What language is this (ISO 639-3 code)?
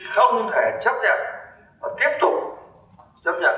vie